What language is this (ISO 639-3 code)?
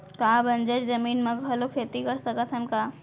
hne